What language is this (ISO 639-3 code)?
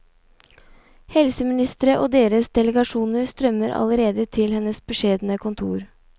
nor